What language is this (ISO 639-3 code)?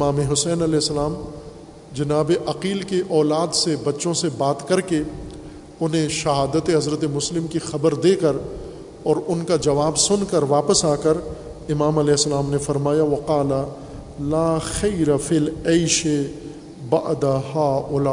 urd